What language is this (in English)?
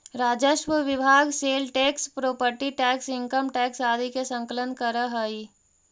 Magahi